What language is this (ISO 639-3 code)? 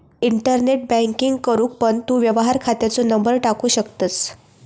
mar